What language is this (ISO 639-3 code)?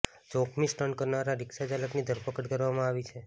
guj